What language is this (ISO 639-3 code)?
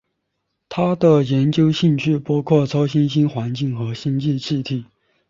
zho